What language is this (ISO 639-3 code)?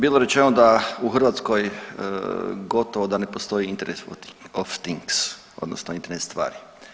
hrv